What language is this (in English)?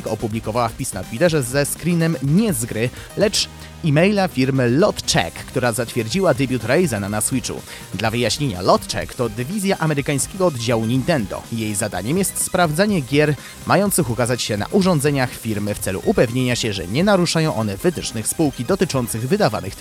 Polish